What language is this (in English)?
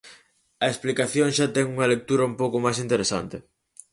Galician